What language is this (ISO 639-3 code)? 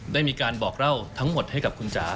tha